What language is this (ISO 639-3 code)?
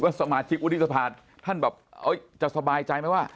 tha